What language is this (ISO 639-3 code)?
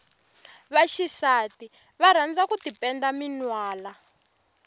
tso